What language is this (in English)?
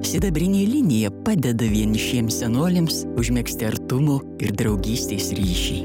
Lithuanian